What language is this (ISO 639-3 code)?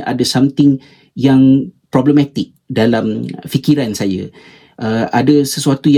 msa